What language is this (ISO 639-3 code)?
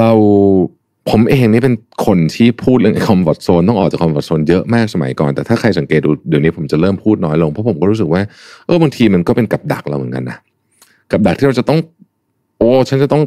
tha